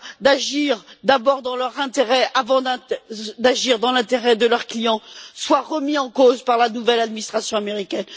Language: French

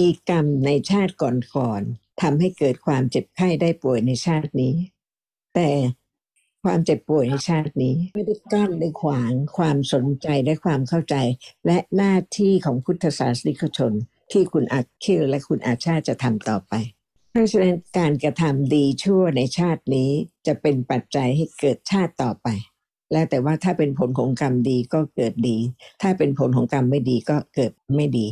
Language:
Thai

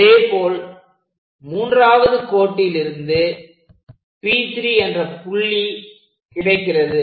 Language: Tamil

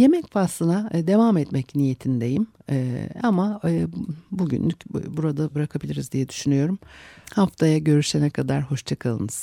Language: Turkish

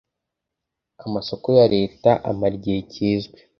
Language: Kinyarwanda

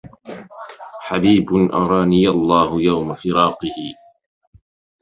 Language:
Arabic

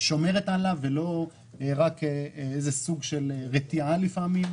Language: Hebrew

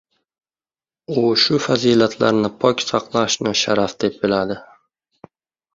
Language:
Uzbek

